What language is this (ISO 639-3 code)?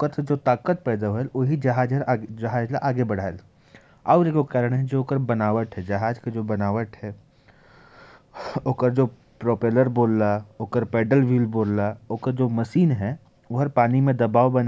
kfp